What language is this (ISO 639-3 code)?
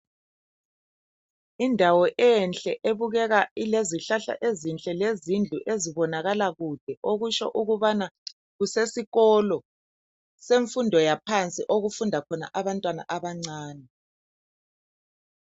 nde